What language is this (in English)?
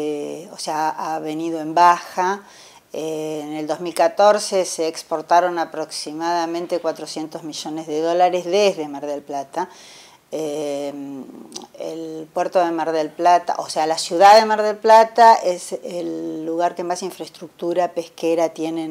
Spanish